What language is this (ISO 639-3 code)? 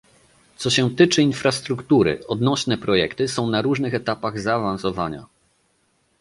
pol